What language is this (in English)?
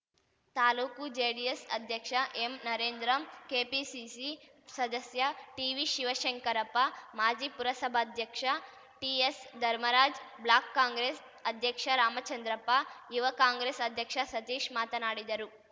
Kannada